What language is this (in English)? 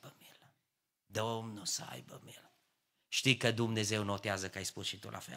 Romanian